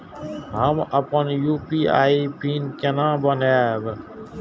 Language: Maithili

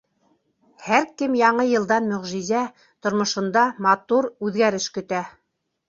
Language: Bashkir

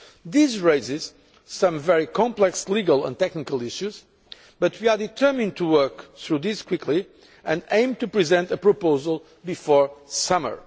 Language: English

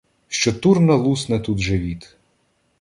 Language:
Ukrainian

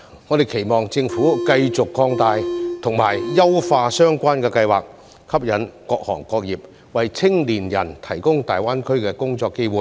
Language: Cantonese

